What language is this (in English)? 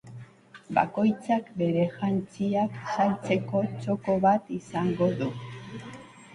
Basque